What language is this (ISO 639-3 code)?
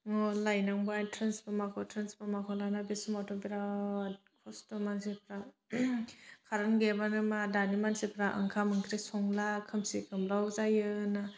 brx